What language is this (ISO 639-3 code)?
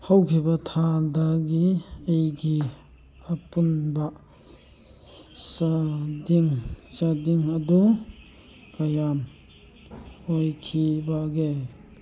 mni